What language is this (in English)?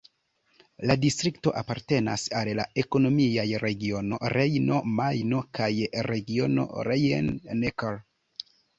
Esperanto